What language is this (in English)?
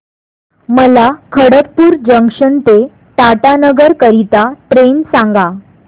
Marathi